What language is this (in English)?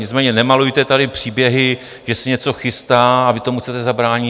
Czech